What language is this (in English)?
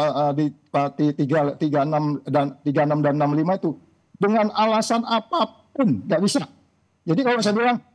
Indonesian